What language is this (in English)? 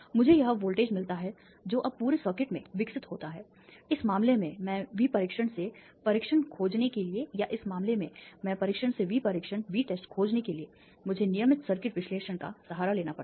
Hindi